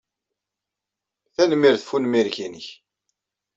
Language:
Kabyle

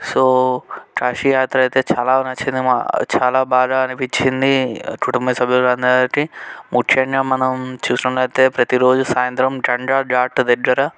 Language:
Telugu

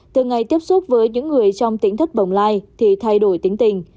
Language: Vietnamese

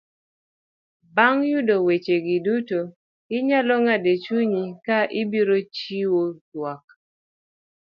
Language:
Luo (Kenya and Tanzania)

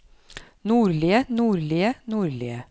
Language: Norwegian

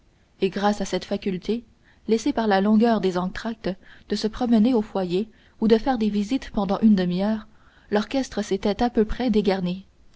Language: French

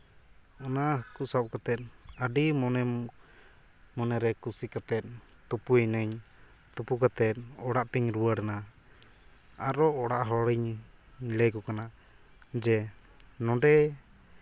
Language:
Santali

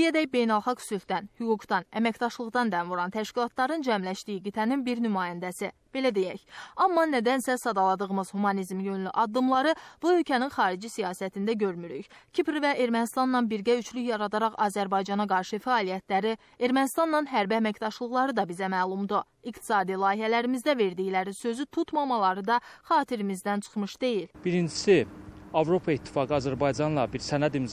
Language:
Turkish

